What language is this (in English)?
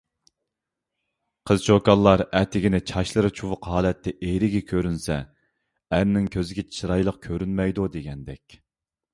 Uyghur